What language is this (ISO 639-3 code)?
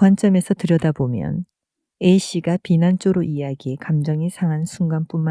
kor